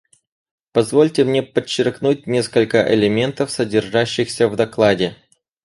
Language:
Russian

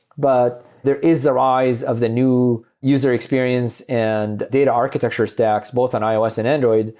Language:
English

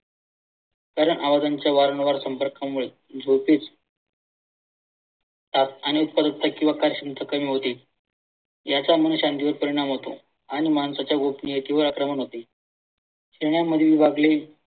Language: Marathi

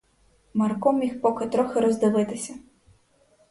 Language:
Ukrainian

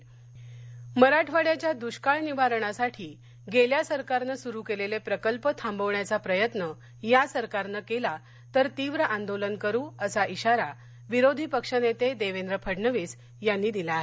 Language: Marathi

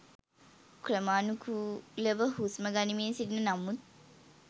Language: Sinhala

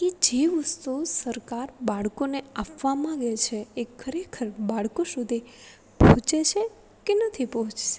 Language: Gujarati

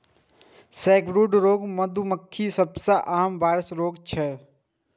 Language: Maithili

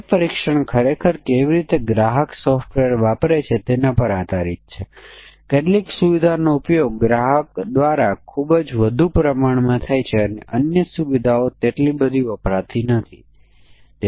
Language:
Gujarati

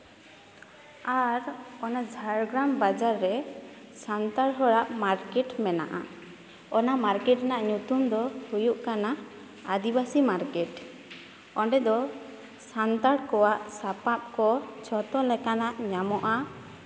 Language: Santali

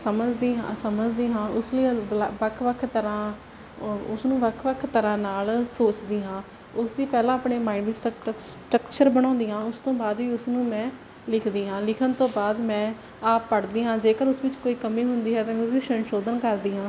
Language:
Punjabi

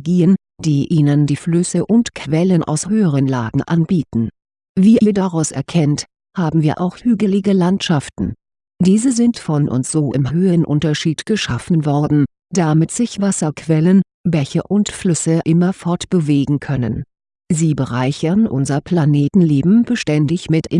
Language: German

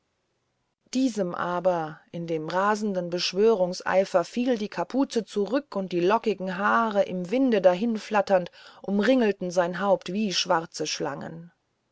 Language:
German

